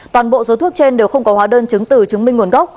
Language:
Vietnamese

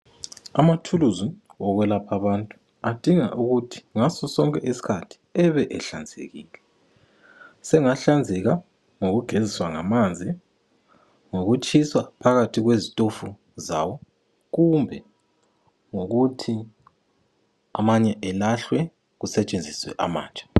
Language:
North Ndebele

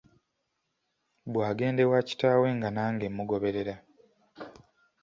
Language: Ganda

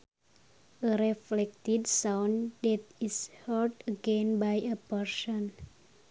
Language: Sundanese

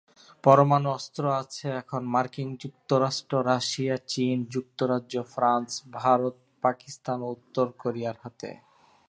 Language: Bangla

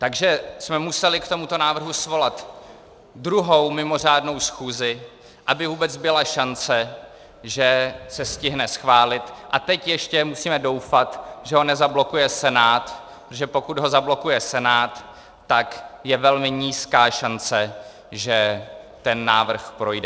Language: Czech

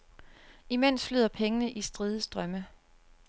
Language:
Danish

